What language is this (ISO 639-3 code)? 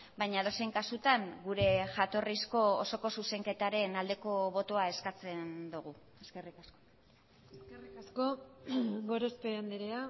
eus